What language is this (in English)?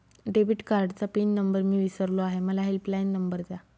Marathi